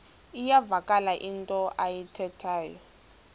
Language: Xhosa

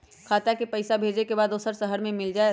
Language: Magahi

